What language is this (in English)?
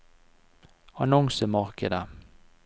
Norwegian